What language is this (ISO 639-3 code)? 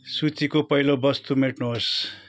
nep